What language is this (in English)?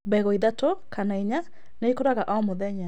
Kikuyu